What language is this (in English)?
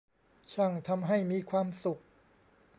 Thai